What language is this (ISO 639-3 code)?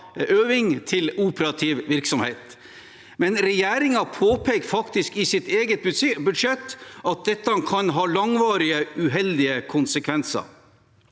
nor